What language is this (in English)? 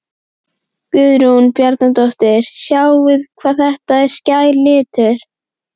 Icelandic